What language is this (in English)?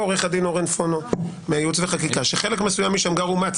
Hebrew